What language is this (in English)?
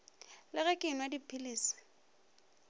Northern Sotho